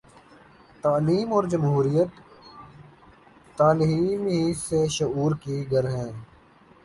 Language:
Urdu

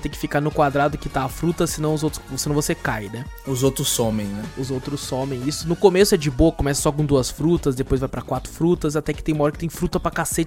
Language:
Portuguese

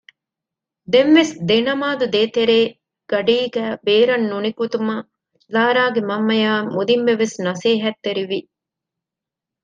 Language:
Divehi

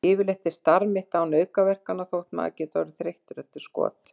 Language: Icelandic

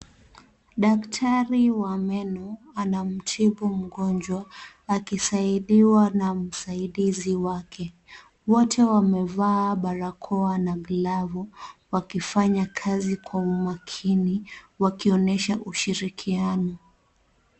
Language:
Swahili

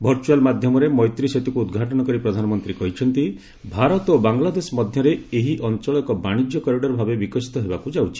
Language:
Odia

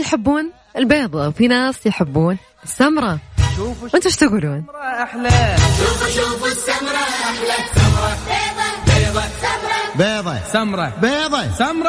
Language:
Arabic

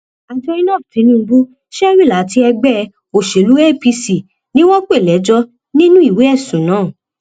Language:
Yoruba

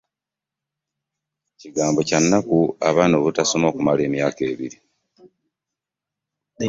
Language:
Ganda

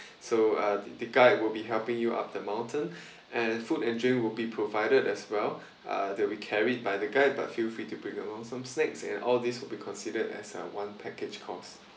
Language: English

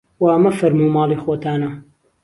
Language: Central Kurdish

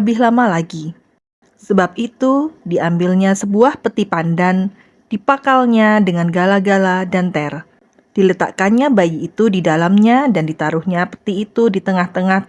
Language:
Indonesian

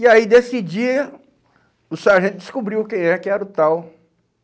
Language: Portuguese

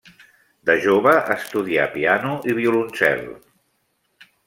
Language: Catalan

